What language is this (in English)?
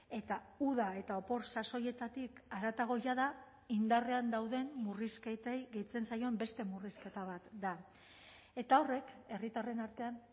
Basque